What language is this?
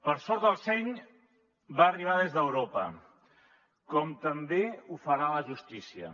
Catalan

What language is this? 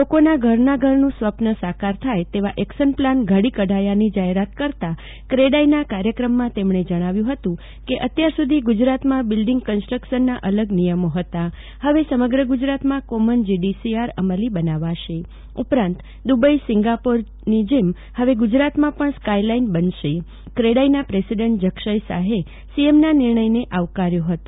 Gujarati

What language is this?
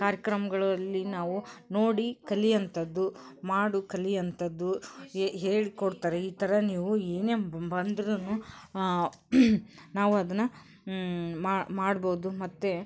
Kannada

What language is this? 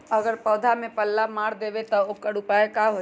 Magahi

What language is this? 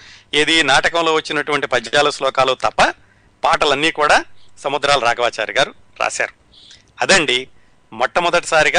Telugu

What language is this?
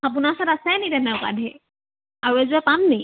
Assamese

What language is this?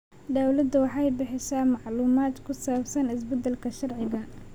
Somali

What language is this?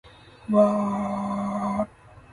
Japanese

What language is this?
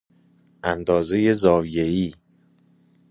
Persian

